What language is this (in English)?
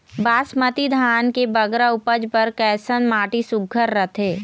Chhattisgarhi